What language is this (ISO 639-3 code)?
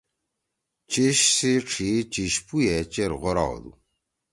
trw